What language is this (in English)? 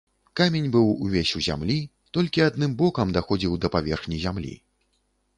Belarusian